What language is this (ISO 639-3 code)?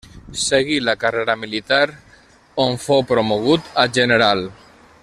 cat